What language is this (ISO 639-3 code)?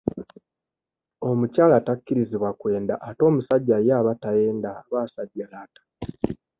lug